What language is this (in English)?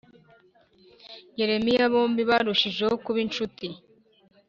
Kinyarwanda